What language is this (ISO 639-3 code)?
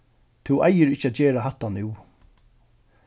fao